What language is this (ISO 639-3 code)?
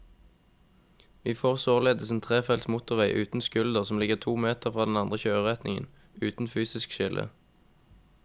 nor